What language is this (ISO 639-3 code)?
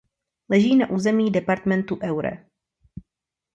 ces